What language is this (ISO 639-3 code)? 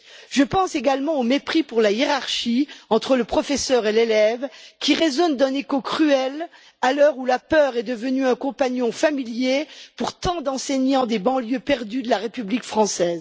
fra